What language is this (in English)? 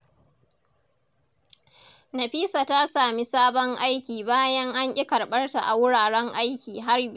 Hausa